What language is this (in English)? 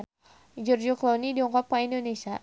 Sundanese